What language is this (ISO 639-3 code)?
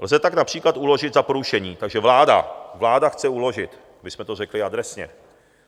ces